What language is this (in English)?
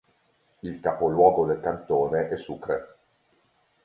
Italian